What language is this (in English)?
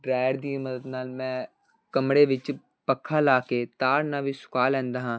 Punjabi